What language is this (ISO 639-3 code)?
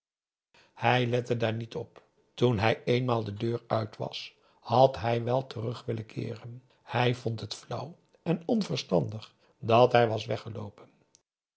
nld